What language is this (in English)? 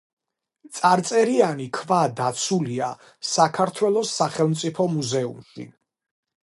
Georgian